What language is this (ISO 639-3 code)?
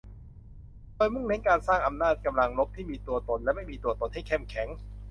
tha